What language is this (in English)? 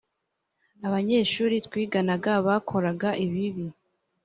Kinyarwanda